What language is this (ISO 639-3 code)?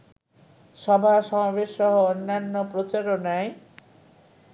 ben